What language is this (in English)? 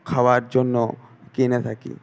Bangla